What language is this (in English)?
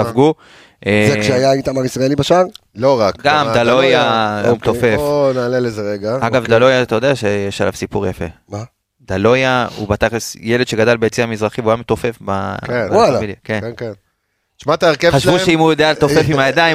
Hebrew